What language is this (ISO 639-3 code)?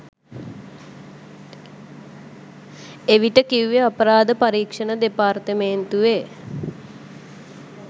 sin